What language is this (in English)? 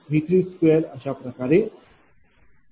Marathi